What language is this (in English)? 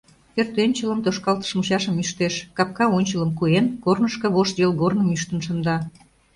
Mari